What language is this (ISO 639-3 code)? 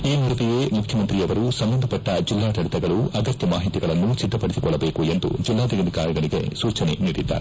kan